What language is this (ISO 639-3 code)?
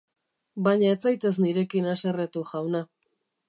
eus